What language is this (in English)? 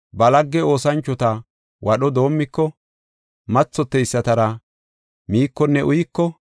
Gofa